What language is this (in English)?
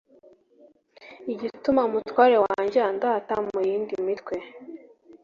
Kinyarwanda